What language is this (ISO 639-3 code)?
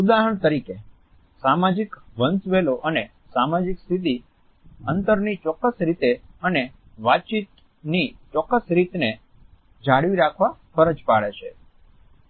guj